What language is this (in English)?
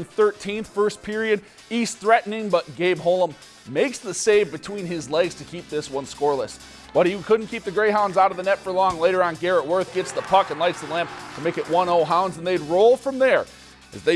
English